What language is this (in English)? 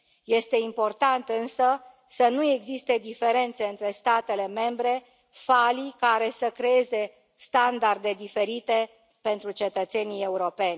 Romanian